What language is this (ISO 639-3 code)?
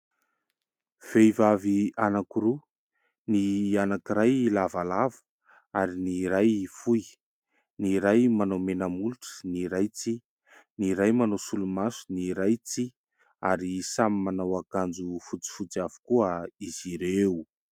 mlg